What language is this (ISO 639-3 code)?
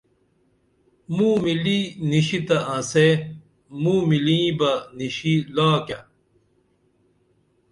dml